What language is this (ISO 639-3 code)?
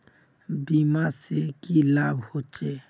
mag